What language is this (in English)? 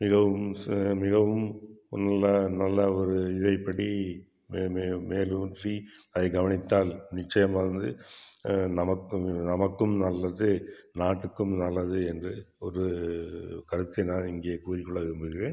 Tamil